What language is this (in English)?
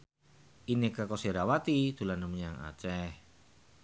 Javanese